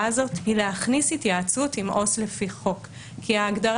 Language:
Hebrew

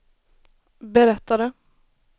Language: Swedish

